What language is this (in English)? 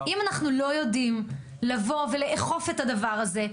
Hebrew